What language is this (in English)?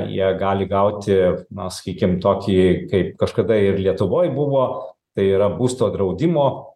Lithuanian